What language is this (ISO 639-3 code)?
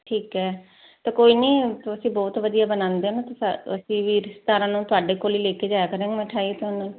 pan